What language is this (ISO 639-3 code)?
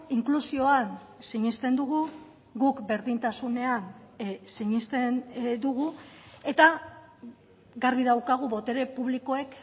eus